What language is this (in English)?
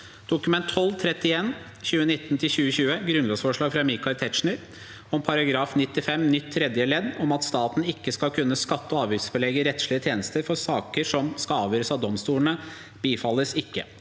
Norwegian